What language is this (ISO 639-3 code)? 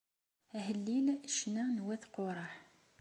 kab